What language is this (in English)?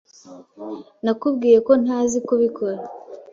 Kinyarwanda